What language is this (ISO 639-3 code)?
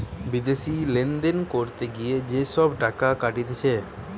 ben